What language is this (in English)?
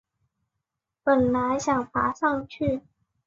Chinese